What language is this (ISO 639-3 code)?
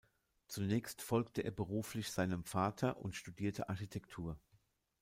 deu